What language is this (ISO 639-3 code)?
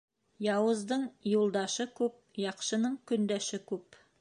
bak